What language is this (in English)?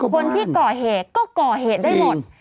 Thai